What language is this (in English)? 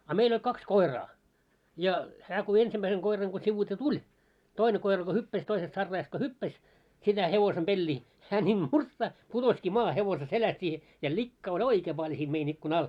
Finnish